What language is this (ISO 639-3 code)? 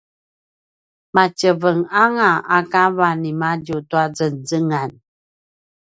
pwn